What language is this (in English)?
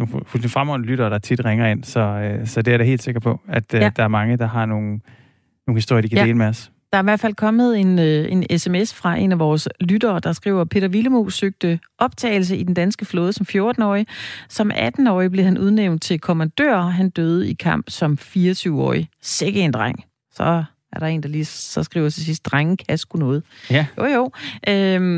Danish